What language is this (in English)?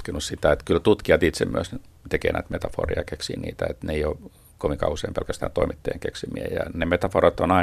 Finnish